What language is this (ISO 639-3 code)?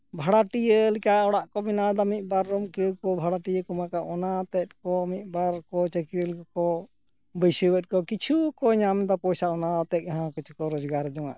sat